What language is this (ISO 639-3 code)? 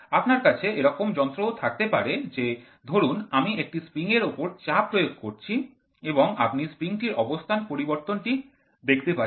ben